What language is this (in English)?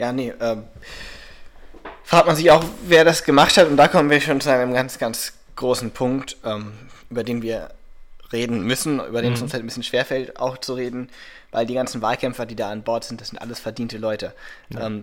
German